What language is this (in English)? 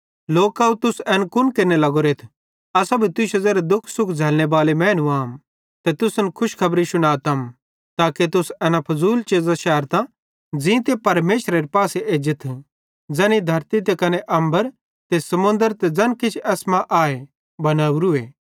Bhadrawahi